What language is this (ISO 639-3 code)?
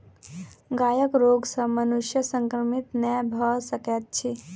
mai